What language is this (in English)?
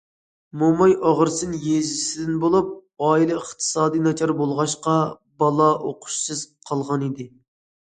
Uyghur